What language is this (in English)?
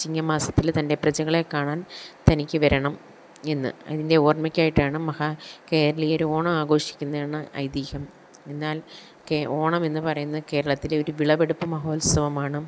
Malayalam